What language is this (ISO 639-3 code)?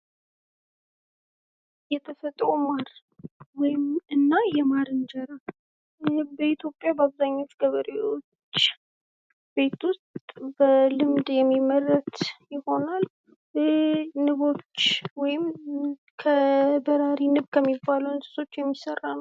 amh